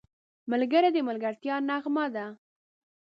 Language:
Pashto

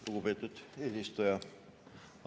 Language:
Estonian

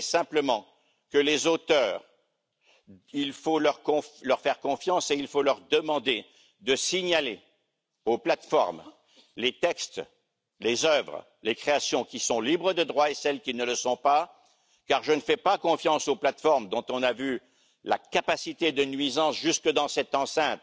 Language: French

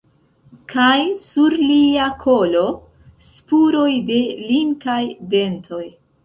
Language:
Esperanto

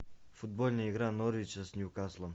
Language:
Russian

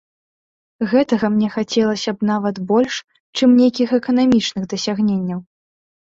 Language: Belarusian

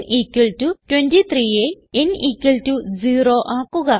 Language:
Malayalam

